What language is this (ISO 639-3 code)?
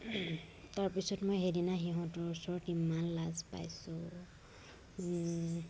asm